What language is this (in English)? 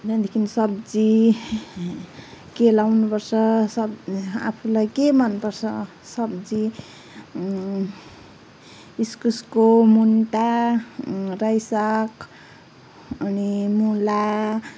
Nepali